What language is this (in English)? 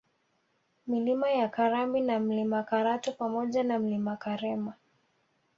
Swahili